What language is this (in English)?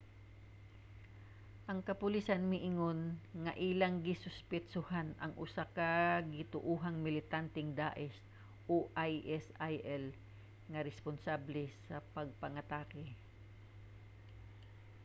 Cebuano